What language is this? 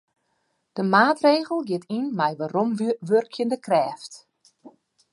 Western Frisian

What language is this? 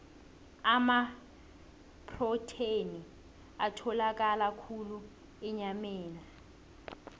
South Ndebele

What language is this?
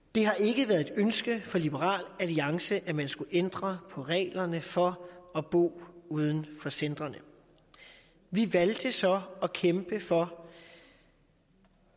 Danish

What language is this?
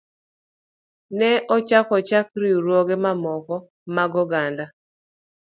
Luo (Kenya and Tanzania)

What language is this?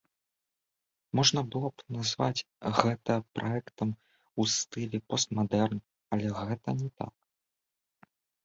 Belarusian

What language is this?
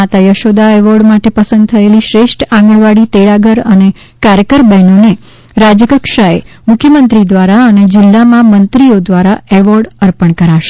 Gujarati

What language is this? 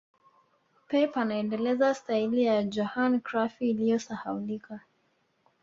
Swahili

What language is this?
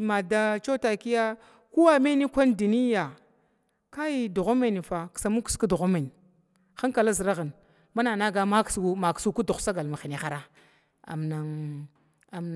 Glavda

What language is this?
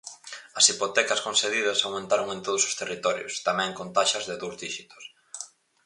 Galician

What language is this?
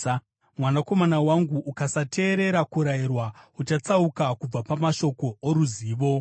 Shona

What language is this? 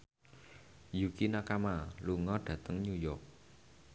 Javanese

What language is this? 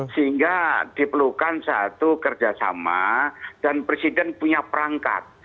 Indonesian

